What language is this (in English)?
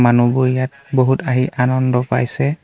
Assamese